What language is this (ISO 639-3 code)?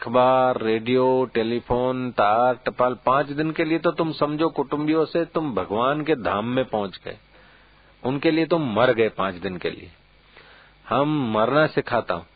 hin